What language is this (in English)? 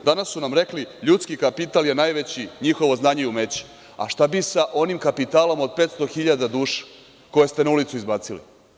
Serbian